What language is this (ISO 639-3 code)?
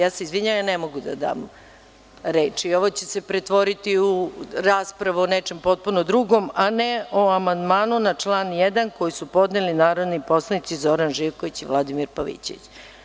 srp